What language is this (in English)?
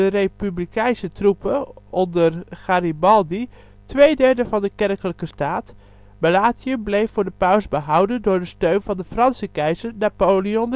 Dutch